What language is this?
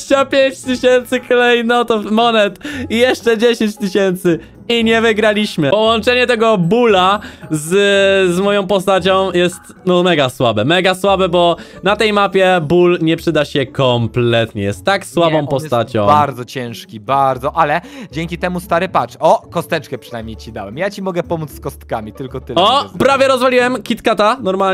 Polish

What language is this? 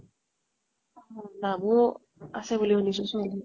Assamese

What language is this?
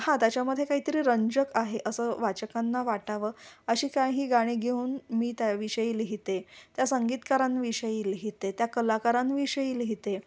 Marathi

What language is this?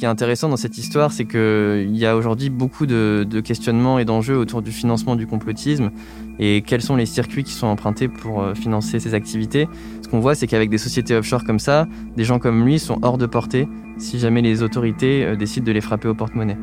French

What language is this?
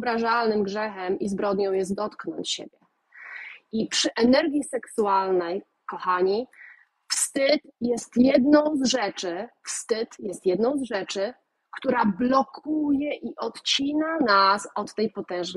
Polish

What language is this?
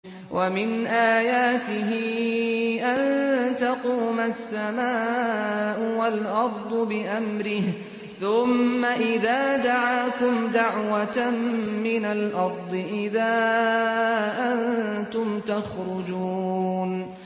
Arabic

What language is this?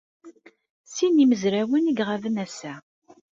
Kabyle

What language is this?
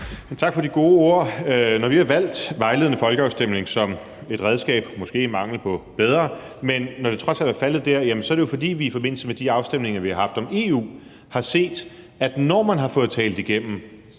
Danish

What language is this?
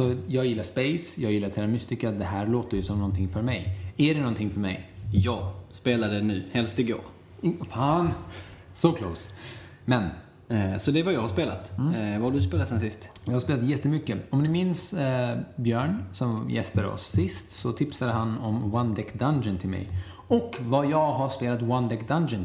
Swedish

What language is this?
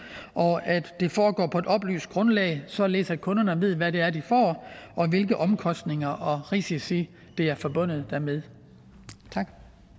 Danish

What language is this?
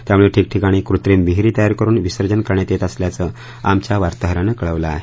Marathi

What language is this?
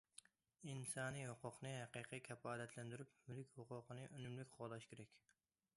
Uyghur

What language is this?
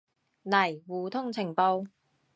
Cantonese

